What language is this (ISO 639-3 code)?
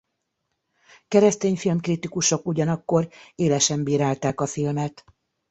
hun